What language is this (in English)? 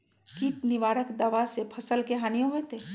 Magahi